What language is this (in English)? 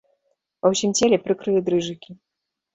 Belarusian